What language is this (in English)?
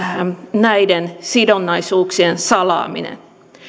Finnish